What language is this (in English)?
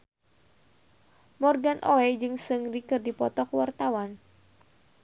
Sundanese